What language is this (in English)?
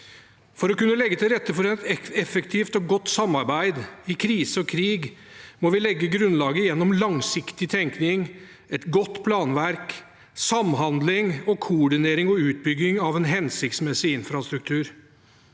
Norwegian